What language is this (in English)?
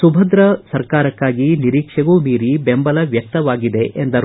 Kannada